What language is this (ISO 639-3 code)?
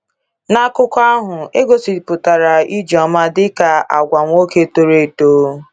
ibo